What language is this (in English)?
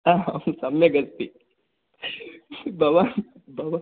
Sanskrit